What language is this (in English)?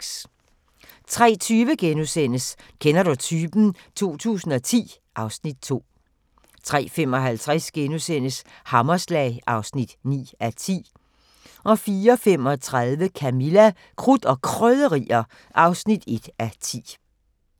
Danish